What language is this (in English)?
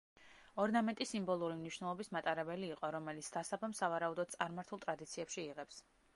Georgian